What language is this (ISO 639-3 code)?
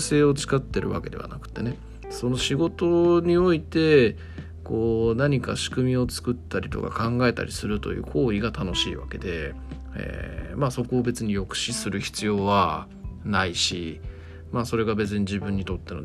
jpn